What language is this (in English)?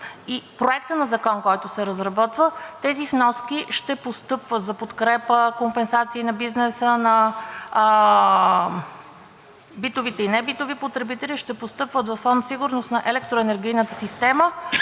Bulgarian